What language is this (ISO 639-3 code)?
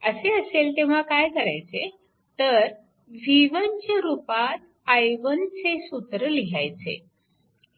mar